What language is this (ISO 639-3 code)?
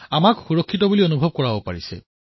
asm